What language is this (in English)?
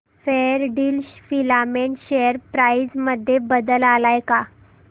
Marathi